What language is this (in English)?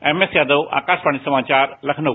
Hindi